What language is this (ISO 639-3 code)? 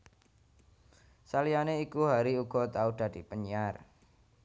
jav